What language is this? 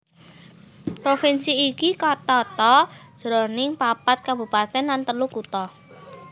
Javanese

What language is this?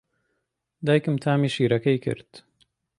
Central Kurdish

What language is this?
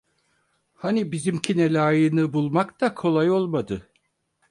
Turkish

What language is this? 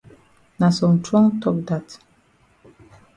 Cameroon Pidgin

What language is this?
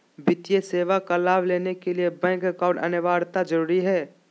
Magahi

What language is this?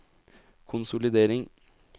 Norwegian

